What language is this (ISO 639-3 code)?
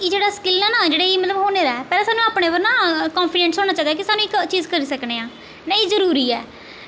doi